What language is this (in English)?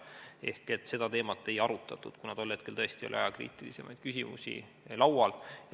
Estonian